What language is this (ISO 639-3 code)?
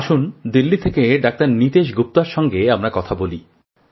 ben